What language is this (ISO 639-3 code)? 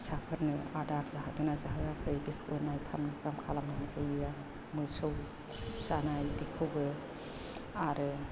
brx